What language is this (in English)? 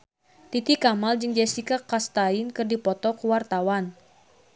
Sundanese